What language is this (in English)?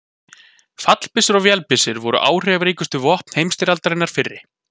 Icelandic